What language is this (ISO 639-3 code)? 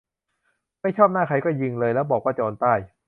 tha